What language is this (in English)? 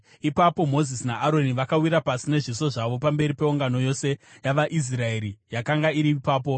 Shona